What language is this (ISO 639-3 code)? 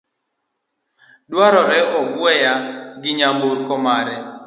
luo